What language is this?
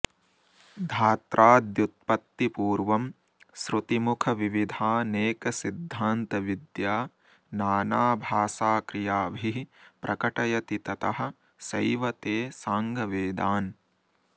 Sanskrit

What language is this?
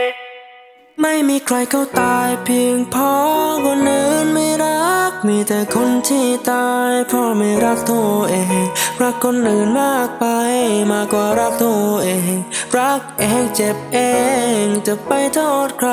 Thai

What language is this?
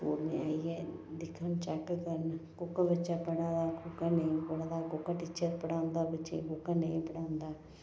Dogri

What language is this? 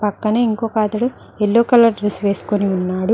Telugu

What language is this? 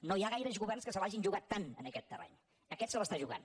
Catalan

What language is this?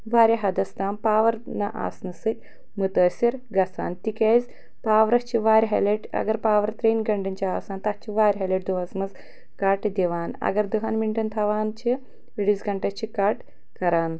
Kashmiri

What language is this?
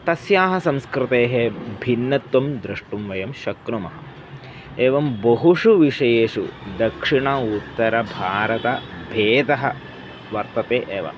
Sanskrit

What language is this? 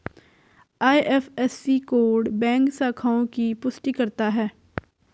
Hindi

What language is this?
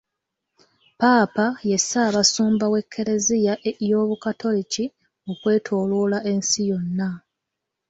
Ganda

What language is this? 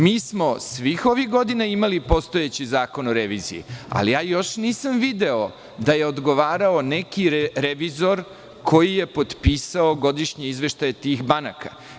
Serbian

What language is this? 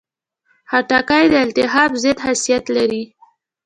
Pashto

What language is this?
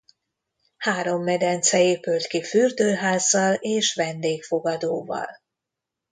Hungarian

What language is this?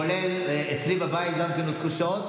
Hebrew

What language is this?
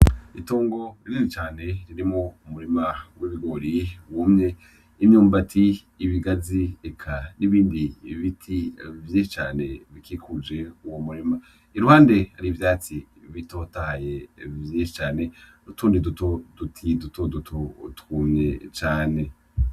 Rundi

